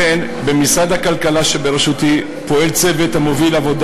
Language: Hebrew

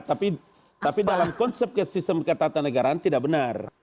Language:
Indonesian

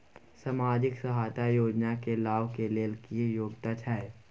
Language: Maithili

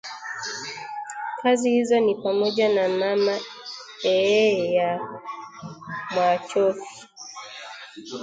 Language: Swahili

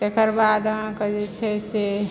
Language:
Maithili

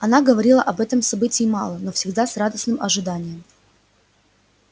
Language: Russian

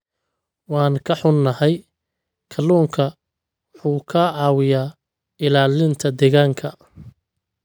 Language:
Somali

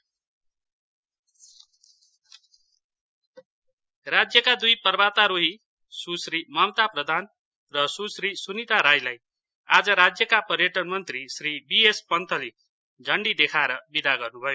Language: Nepali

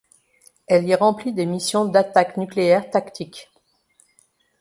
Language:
French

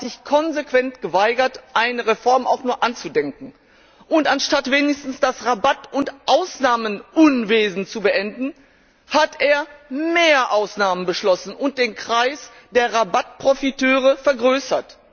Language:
German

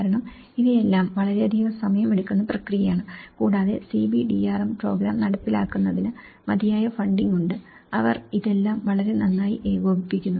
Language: Malayalam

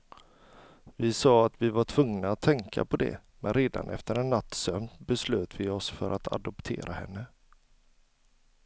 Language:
Swedish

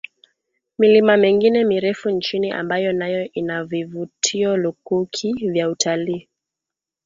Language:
Swahili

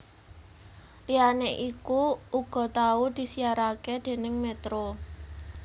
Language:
Javanese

